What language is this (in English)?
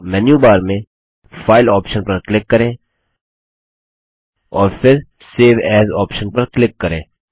Hindi